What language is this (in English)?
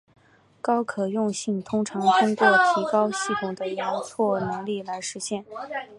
Chinese